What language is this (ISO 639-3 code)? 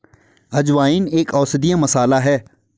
hin